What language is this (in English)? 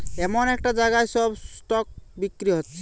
Bangla